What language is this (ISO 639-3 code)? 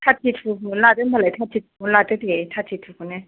brx